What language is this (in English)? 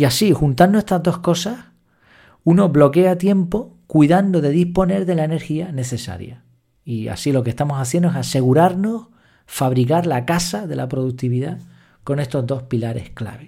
Spanish